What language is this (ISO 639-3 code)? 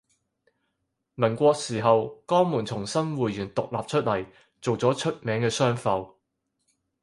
yue